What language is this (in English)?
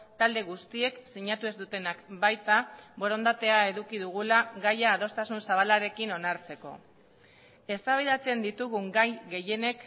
Basque